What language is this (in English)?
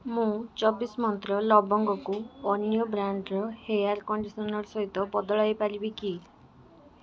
Odia